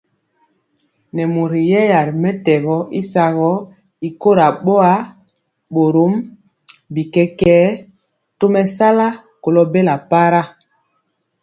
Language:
Mpiemo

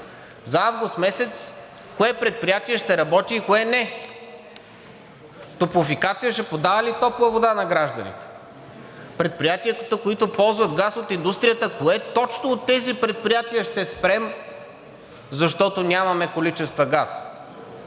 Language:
Bulgarian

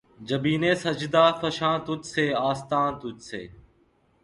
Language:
Urdu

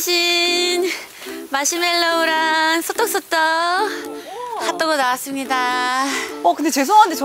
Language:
Korean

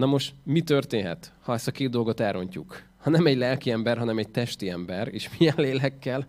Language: Hungarian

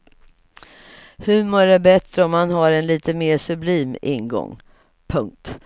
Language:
Swedish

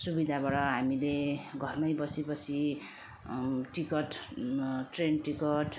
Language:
Nepali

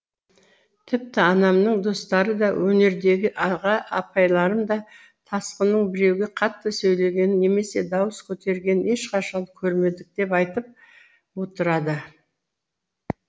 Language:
Kazakh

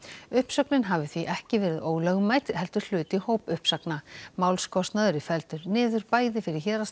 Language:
Icelandic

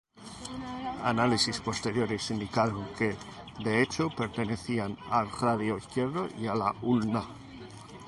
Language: Spanish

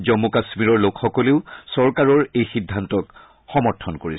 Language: Assamese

